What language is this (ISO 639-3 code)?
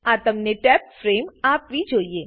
guj